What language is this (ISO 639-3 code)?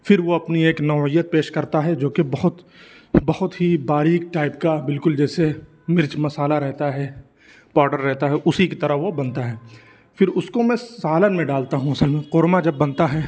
urd